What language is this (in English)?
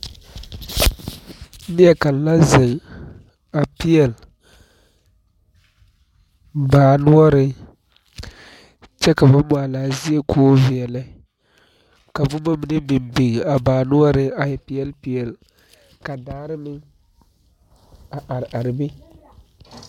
Southern Dagaare